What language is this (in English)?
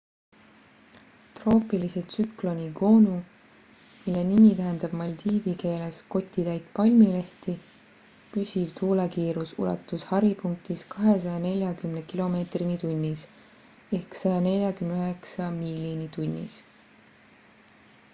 Estonian